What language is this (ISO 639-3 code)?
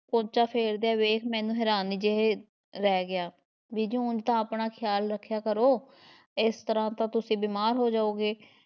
pan